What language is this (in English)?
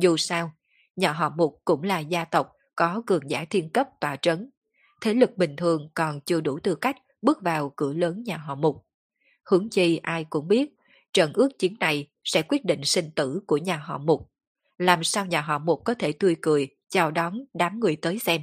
Vietnamese